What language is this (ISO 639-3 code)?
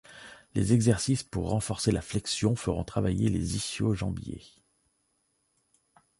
fra